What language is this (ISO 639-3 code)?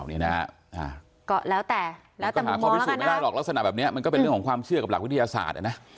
tha